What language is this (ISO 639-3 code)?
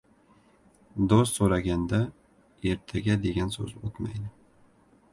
uzb